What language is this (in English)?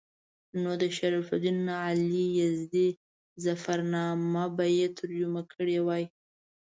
Pashto